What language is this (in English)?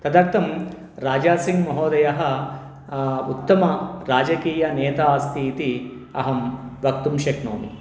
Sanskrit